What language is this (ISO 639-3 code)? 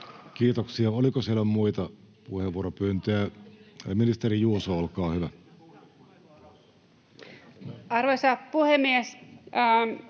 fin